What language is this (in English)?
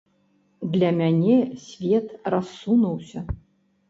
Belarusian